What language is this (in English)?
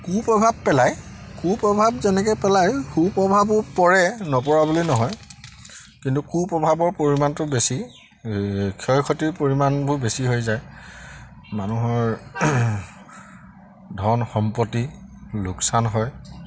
Assamese